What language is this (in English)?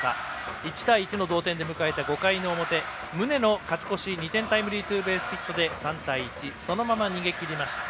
Japanese